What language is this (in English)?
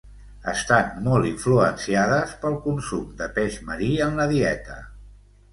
Catalan